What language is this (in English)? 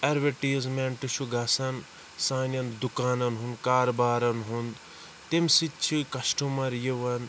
Kashmiri